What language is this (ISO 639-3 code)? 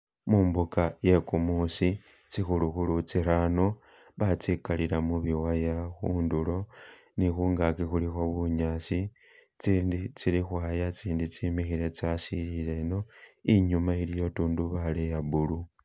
myx